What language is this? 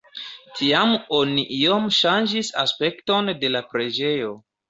Esperanto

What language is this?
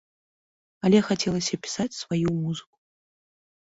Belarusian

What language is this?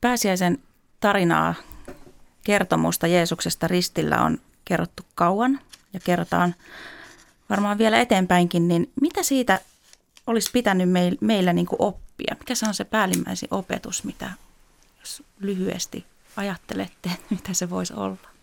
Finnish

